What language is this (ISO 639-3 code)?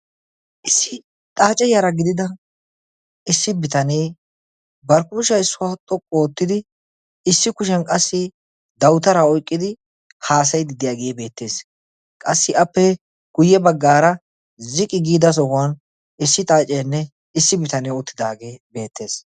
wal